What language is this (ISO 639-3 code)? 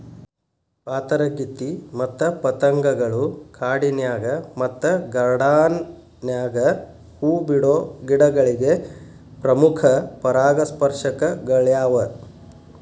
kan